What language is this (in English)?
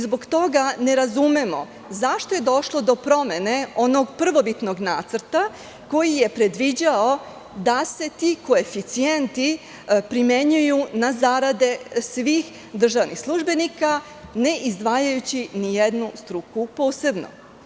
Serbian